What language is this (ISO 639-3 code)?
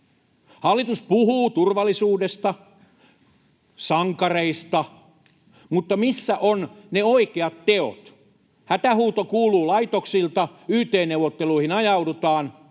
fin